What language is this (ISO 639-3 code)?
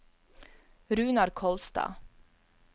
nor